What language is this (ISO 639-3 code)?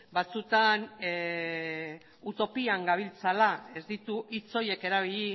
eus